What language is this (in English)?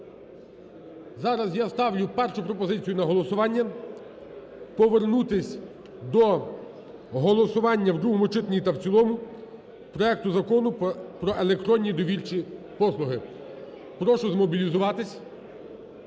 Ukrainian